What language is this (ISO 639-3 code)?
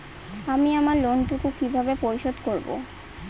ben